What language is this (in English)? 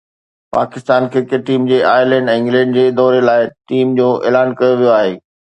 Sindhi